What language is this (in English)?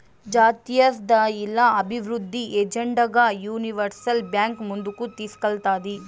Telugu